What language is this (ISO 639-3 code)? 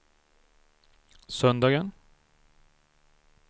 swe